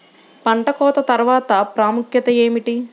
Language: Telugu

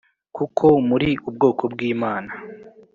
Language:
Kinyarwanda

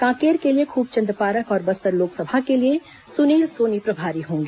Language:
Hindi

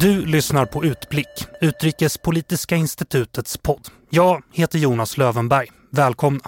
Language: Swedish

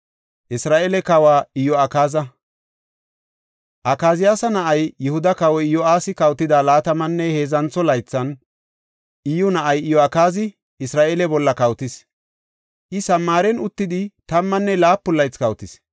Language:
Gofa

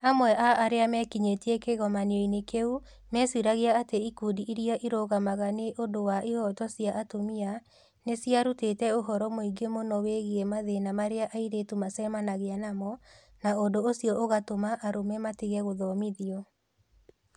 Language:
Kikuyu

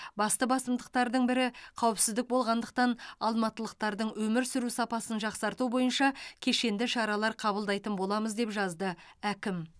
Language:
Kazakh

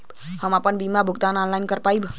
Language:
Bhojpuri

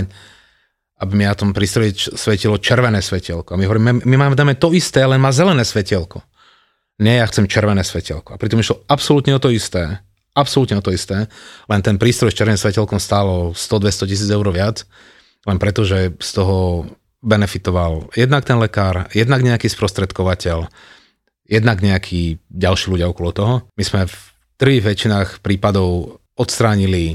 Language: Slovak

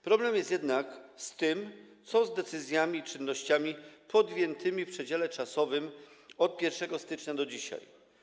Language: Polish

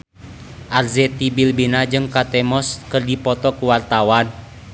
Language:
Sundanese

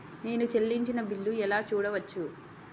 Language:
Telugu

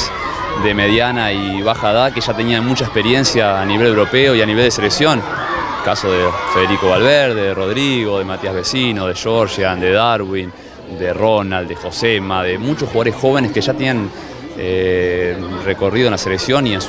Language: Spanish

